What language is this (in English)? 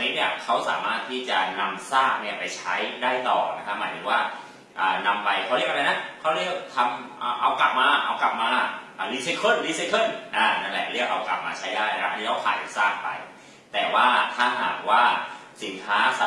Thai